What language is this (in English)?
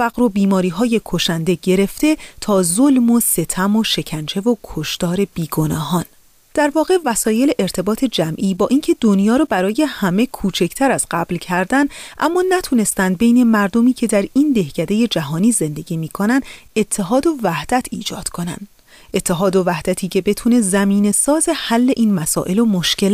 Persian